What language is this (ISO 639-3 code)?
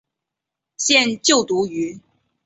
zho